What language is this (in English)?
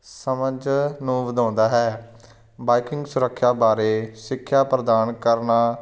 Punjabi